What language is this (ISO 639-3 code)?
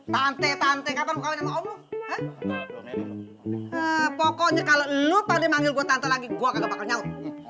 ind